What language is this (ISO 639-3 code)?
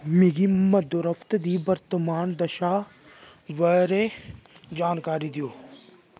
doi